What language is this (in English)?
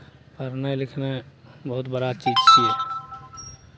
Maithili